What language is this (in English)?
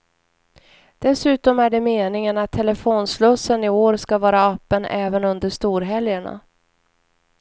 Swedish